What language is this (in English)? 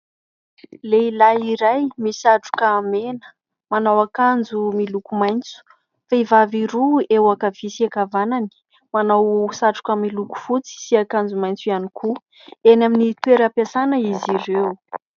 Malagasy